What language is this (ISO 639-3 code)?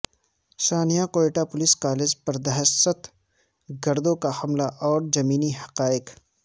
urd